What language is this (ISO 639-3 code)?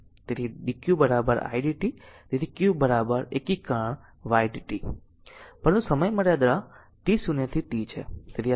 guj